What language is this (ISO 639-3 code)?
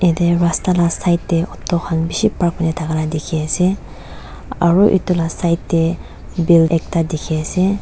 nag